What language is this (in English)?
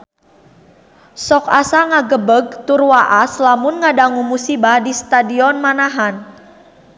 Sundanese